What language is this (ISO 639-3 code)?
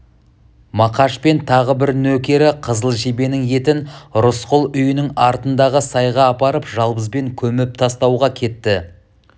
kaz